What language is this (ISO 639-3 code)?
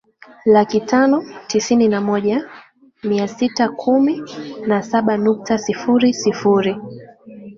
swa